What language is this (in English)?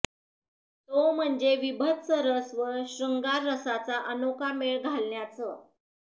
Marathi